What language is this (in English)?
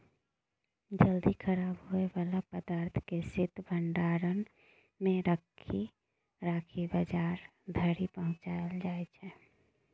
Maithili